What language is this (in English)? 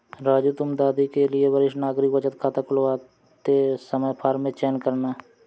Hindi